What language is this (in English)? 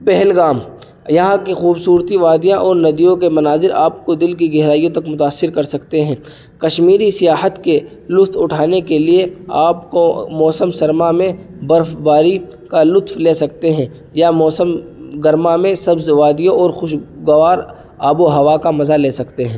Urdu